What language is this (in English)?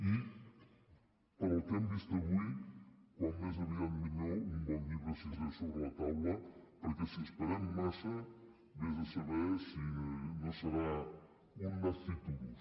Catalan